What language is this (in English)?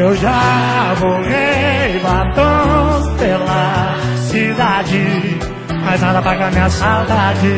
Portuguese